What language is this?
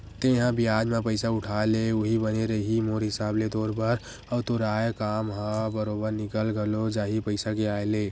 Chhattisgarhi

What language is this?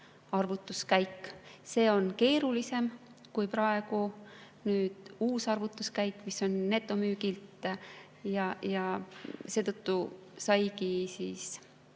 Estonian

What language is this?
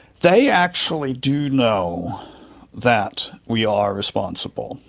English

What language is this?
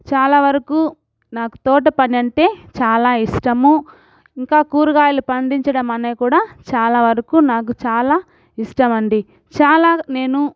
Telugu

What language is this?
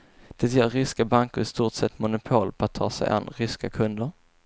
Swedish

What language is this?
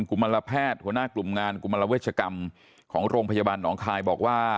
Thai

